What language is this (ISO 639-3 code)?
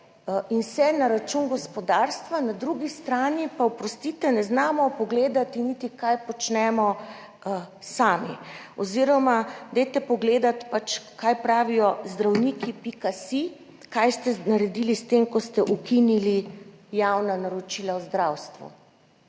slv